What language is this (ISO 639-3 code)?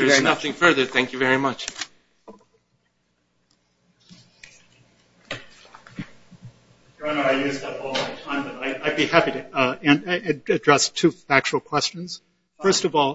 eng